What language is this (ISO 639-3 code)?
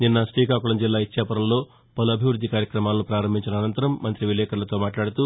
tel